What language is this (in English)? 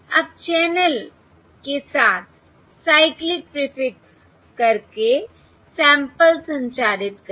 Hindi